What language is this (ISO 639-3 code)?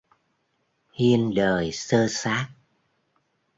vie